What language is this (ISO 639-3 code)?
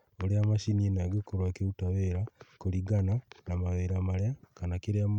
kik